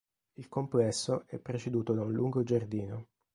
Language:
Italian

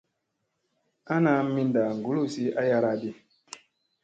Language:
Musey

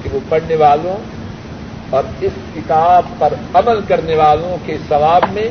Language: Urdu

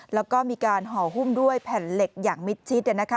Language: Thai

